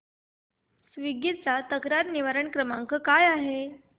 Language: Marathi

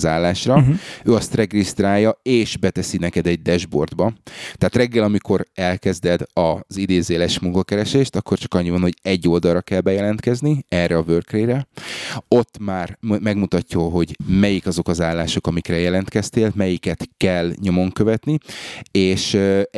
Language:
Hungarian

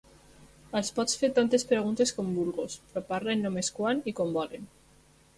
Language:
Catalan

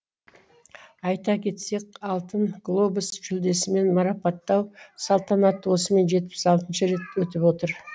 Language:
Kazakh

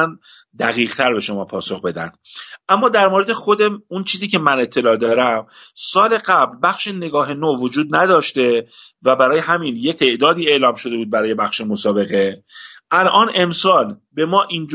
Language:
Persian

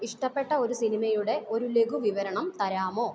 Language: Malayalam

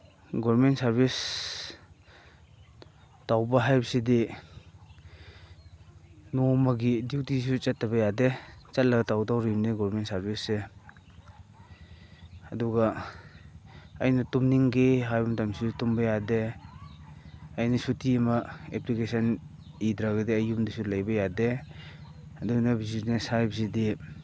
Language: Manipuri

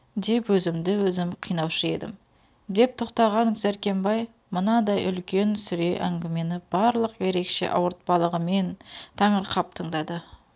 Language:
Kazakh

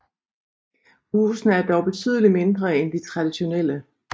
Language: Danish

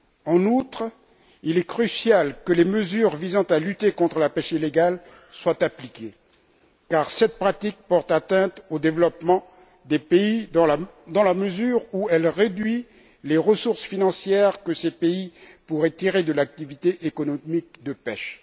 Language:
French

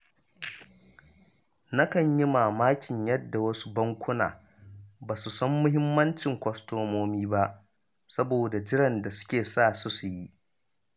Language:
Hausa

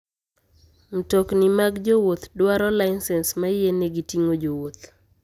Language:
Luo (Kenya and Tanzania)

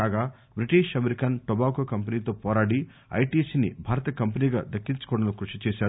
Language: Telugu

